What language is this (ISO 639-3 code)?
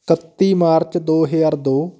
pan